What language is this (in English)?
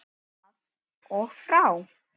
Icelandic